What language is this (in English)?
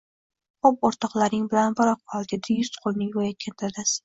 Uzbek